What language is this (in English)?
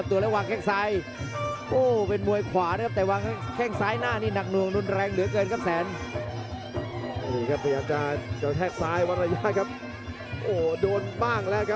Thai